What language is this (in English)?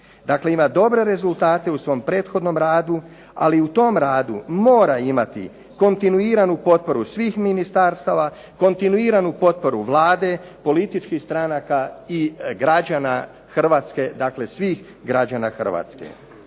Croatian